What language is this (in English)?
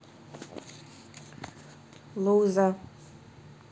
Russian